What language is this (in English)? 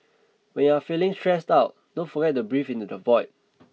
English